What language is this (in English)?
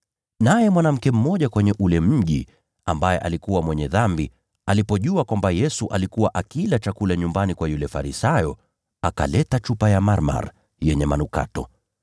Swahili